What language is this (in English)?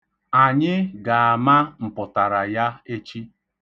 Igbo